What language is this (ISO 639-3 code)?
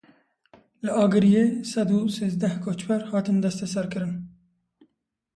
kur